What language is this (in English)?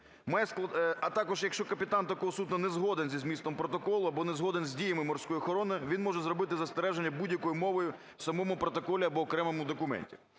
Ukrainian